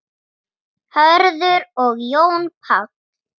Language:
Icelandic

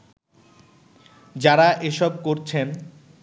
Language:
Bangla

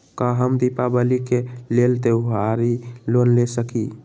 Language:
Magahi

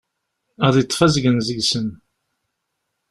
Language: Kabyle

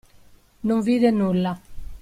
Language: Italian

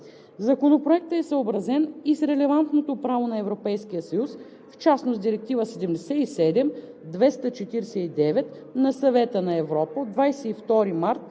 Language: Bulgarian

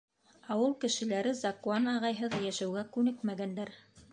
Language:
Bashkir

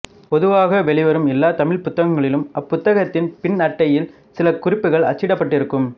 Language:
Tamil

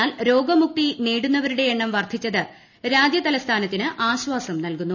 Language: Malayalam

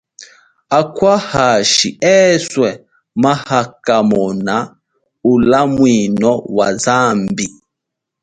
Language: Chokwe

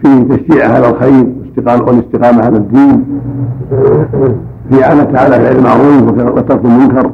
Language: Arabic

